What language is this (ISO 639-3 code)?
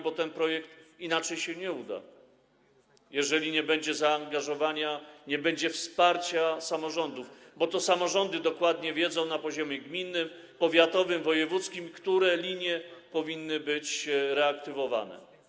pol